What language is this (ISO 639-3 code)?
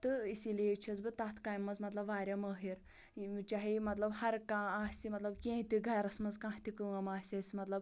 kas